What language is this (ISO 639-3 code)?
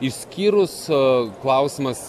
lit